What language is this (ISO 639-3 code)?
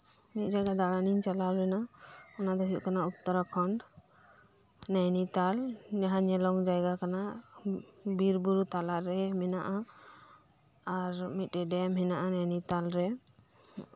sat